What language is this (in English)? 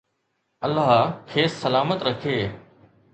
Sindhi